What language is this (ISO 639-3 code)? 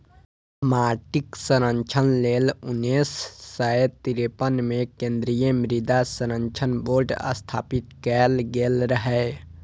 mai